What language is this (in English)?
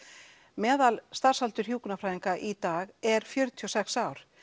Icelandic